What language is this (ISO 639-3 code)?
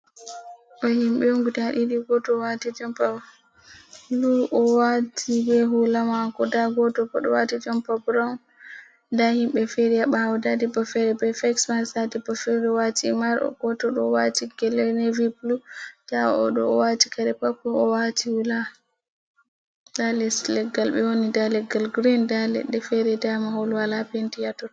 ful